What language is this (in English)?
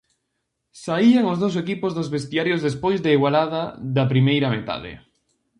Galician